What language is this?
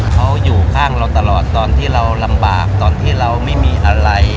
Thai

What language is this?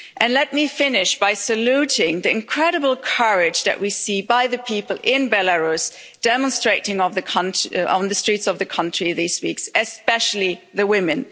English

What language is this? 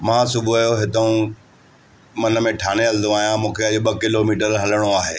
Sindhi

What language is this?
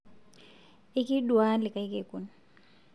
Masai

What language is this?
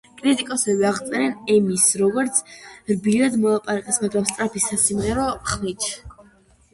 Georgian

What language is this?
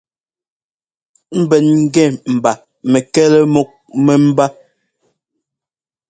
Ngomba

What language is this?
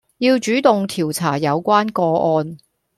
Cantonese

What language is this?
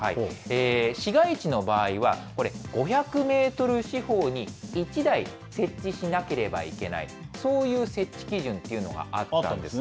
Japanese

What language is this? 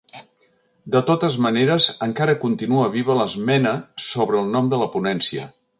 Catalan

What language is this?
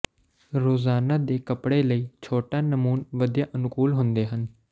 Punjabi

